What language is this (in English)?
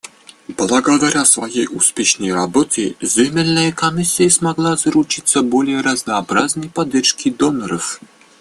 Russian